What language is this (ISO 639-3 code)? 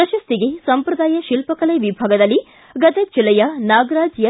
kan